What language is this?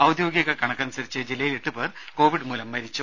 Malayalam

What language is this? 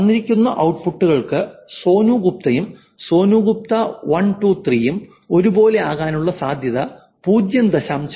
Malayalam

